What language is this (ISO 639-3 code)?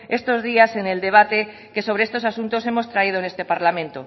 spa